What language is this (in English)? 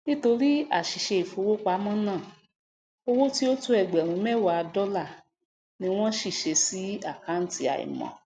Yoruba